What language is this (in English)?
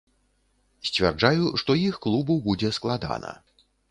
Belarusian